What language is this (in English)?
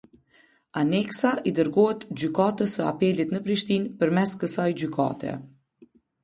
Albanian